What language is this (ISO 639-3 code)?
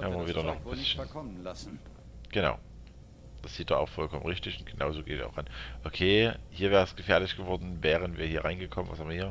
deu